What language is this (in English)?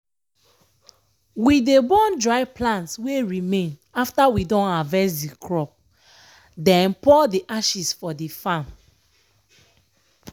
Nigerian Pidgin